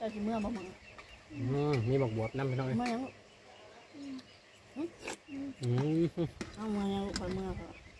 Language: Thai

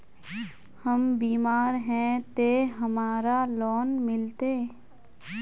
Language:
Magahi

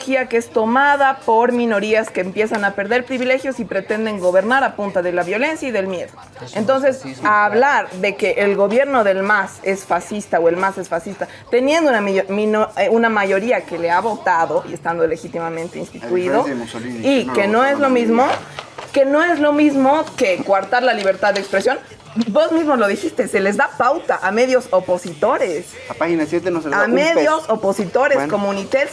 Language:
Spanish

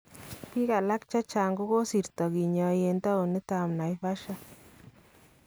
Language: Kalenjin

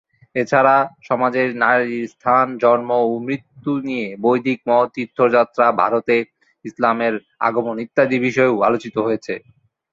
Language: Bangla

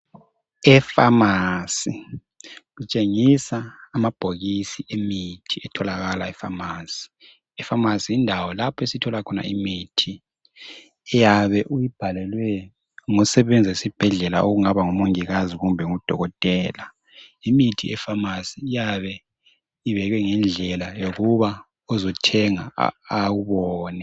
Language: North Ndebele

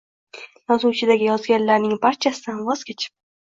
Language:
Uzbek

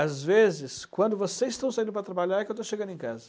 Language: Portuguese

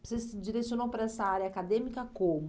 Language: Portuguese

